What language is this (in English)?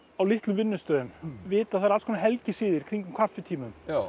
Icelandic